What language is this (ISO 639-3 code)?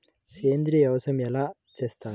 tel